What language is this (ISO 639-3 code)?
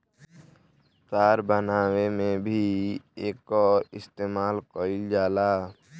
bho